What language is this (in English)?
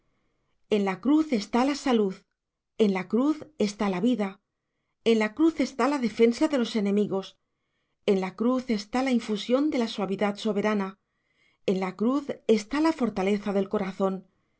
Spanish